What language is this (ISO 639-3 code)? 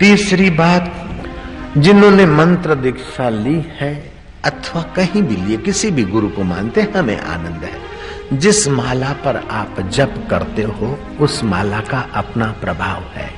hin